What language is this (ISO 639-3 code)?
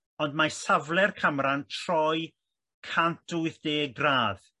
cym